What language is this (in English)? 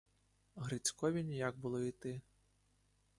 Ukrainian